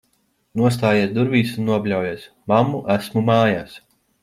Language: Latvian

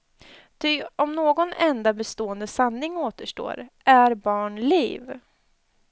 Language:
Swedish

